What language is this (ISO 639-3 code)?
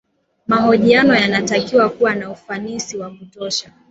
swa